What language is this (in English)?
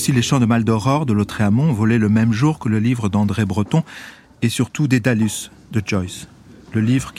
French